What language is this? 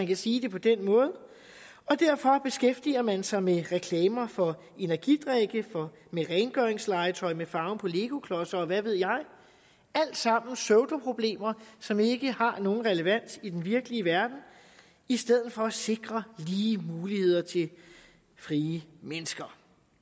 Danish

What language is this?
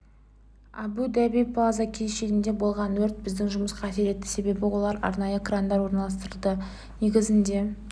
Kazakh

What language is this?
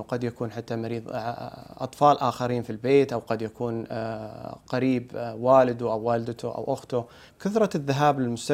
Arabic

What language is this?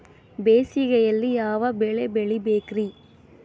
Kannada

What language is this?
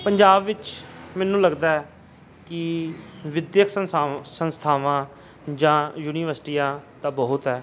Punjabi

